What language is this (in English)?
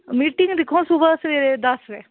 Dogri